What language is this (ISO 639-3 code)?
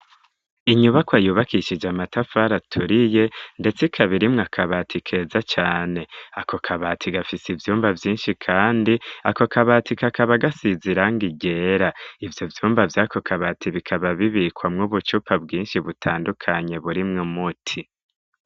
run